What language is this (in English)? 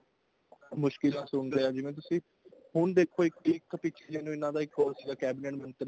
Punjabi